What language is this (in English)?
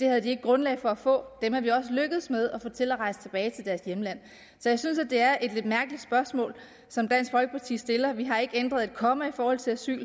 Danish